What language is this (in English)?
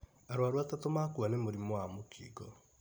Kikuyu